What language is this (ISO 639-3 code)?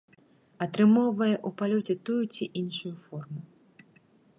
bel